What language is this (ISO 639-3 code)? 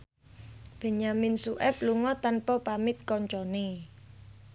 jav